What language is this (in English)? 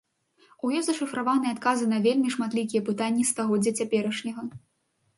Belarusian